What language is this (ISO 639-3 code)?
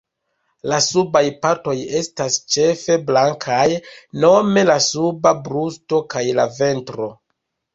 epo